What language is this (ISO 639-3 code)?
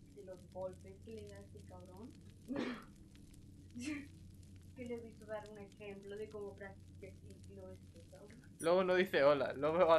spa